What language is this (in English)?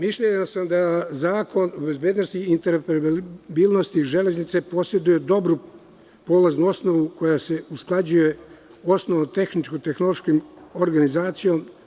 Serbian